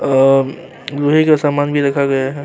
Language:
Urdu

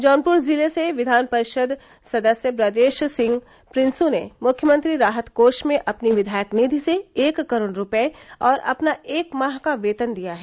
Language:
Hindi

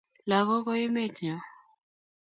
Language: Kalenjin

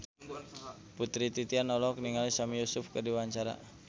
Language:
Sundanese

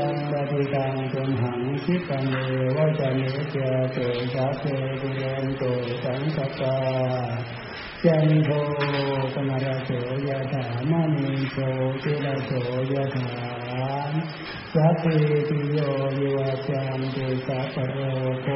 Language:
Thai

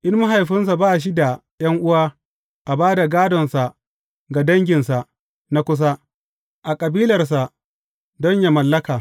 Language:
Hausa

